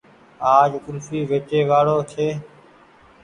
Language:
Goaria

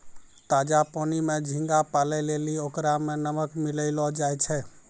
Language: Maithili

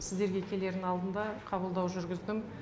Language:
Kazakh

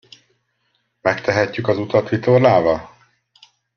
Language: Hungarian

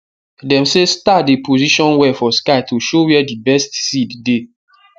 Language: Nigerian Pidgin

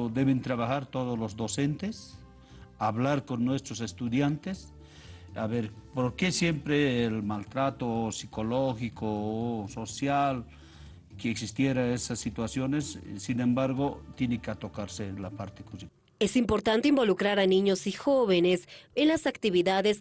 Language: Spanish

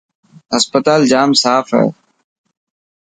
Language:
Dhatki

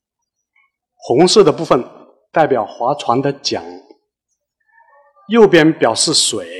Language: Chinese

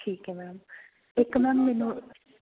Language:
Punjabi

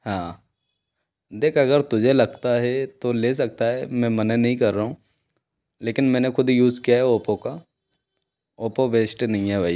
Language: Hindi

